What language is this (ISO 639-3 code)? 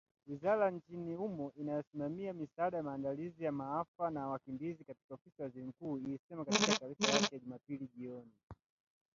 swa